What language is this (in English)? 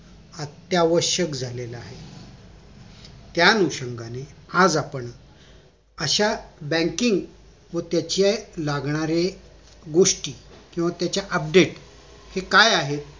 Marathi